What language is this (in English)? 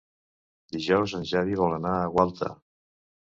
Catalan